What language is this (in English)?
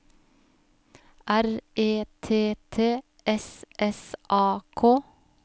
Norwegian